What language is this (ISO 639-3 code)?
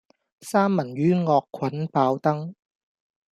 yue